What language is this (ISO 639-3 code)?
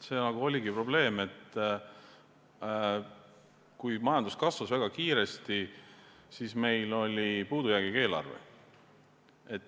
est